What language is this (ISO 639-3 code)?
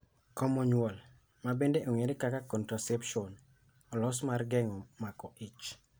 luo